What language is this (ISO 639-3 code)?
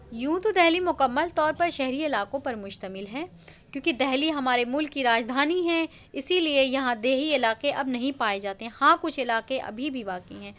urd